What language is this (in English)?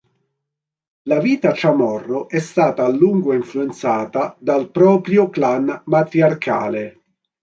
Italian